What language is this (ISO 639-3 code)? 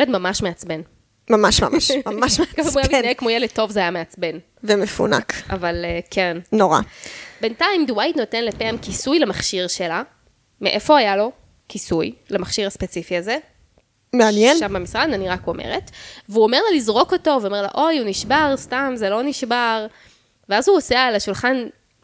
heb